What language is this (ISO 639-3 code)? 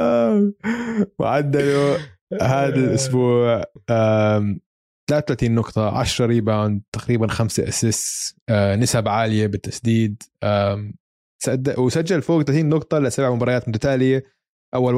ara